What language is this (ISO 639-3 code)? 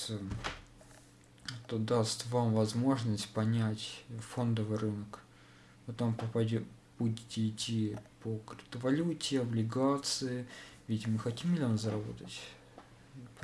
rus